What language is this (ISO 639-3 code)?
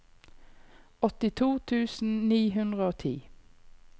nor